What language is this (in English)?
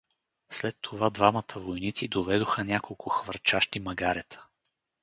Bulgarian